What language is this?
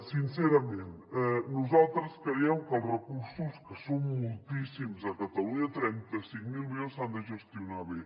Catalan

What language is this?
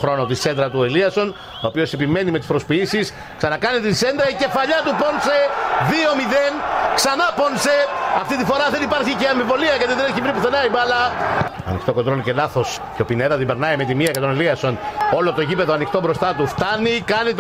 Greek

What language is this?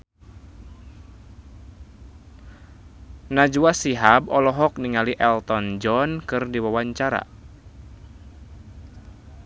Sundanese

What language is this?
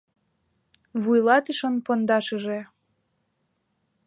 Mari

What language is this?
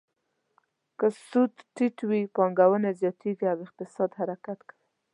Pashto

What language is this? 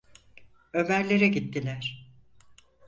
Turkish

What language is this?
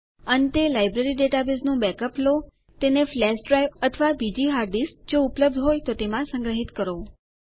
Gujarati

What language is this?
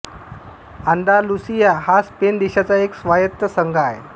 Marathi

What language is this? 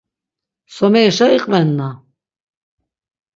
Laz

